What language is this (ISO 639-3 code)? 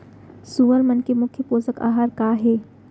hne